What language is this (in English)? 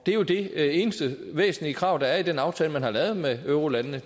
Danish